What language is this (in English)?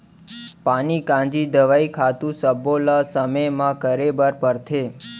Chhattisgarhi